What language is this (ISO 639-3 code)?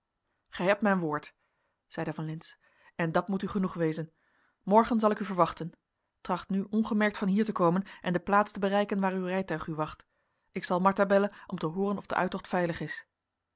nld